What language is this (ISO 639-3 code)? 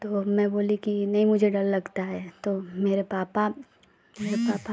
hin